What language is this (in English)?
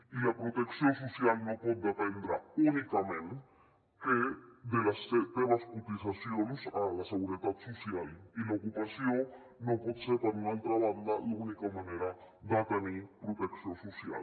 Catalan